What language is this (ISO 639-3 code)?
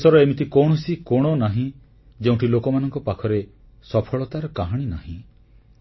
ori